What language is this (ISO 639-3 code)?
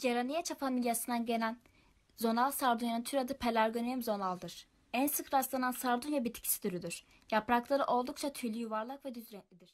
tur